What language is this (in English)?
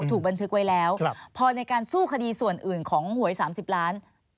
Thai